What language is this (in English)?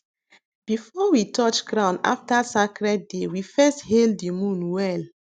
Nigerian Pidgin